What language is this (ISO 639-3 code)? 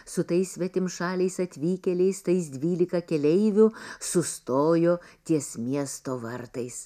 lit